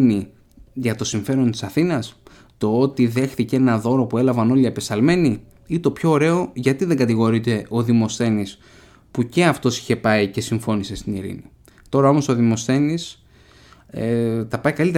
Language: Greek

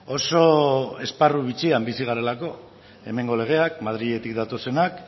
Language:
Basque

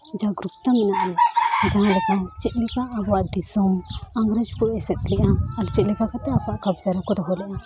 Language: Santali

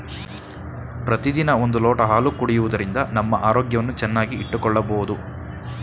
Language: Kannada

